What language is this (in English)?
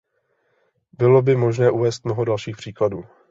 Czech